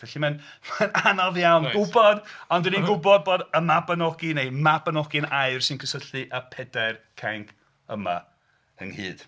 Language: Welsh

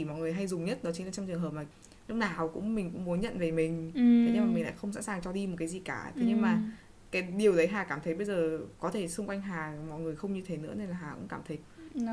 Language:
Vietnamese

